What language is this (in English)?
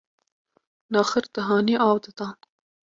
Kurdish